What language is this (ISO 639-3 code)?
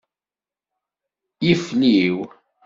kab